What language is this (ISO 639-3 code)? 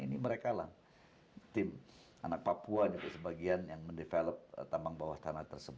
ind